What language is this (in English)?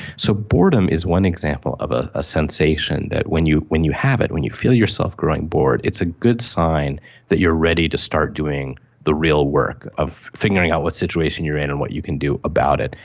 English